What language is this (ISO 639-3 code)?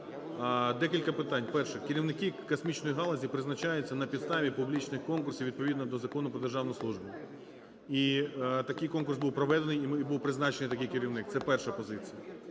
ukr